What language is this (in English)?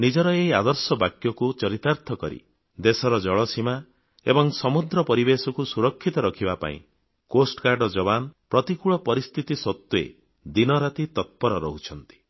Odia